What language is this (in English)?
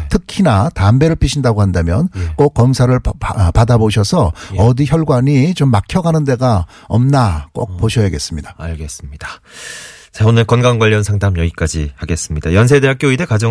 Korean